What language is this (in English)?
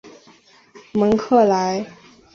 Chinese